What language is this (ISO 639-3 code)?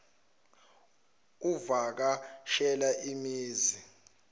zul